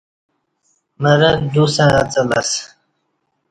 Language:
Kati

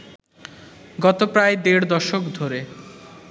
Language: Bangla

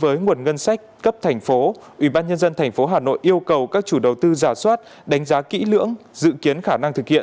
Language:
Vietnamese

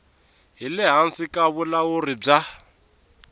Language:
Tsonga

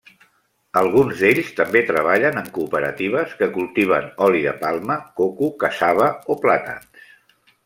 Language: Catalan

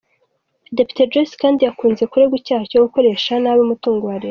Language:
Kinyarwanda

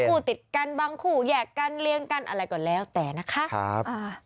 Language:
Thai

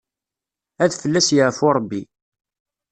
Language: Kabyle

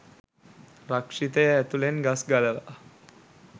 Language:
Sinhala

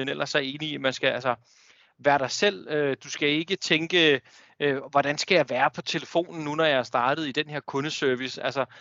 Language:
Danish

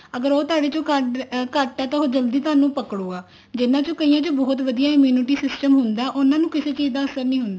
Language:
Punjabi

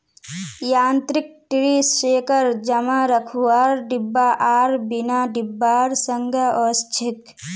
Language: Magahi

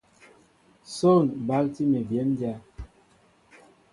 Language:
Mbo (Cameroon)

